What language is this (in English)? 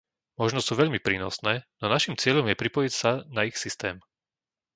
Slovak